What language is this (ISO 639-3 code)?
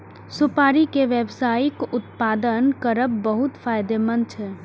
mai